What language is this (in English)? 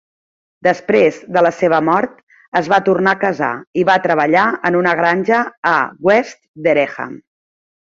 Catalan